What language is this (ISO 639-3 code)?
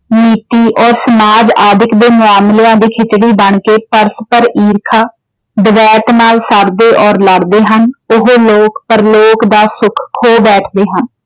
pan